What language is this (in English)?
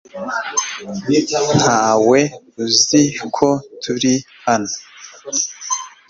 Kinyarwanda